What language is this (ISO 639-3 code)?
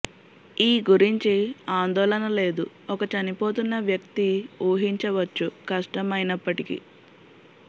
tel